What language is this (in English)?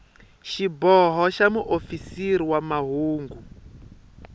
Tsonga